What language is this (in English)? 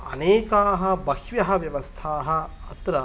Sanskrit